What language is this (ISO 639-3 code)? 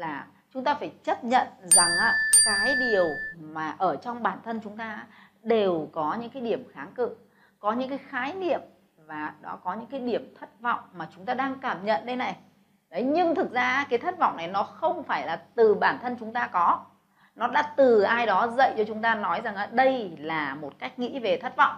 vie